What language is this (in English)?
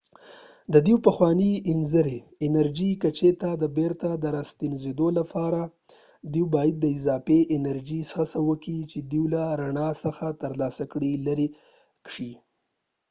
Pashto